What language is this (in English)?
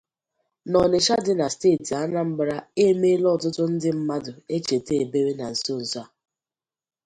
Igbo